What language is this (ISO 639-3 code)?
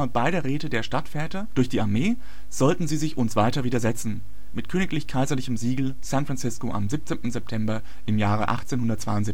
deu